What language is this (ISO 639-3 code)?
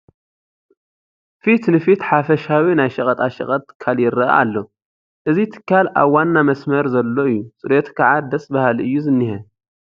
tir